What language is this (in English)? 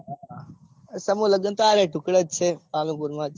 Gujarati